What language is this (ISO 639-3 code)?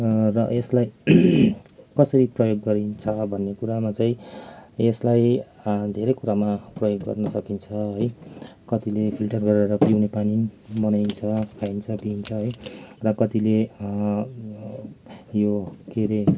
nep